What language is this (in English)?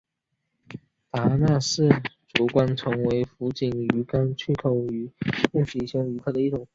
Chinese